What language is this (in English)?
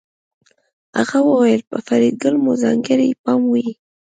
Pashto